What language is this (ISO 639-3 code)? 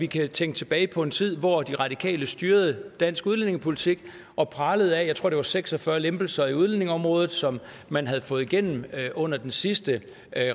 dan